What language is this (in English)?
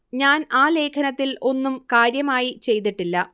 Malayalam